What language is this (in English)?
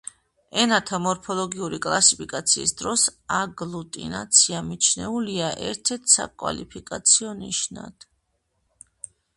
Georgian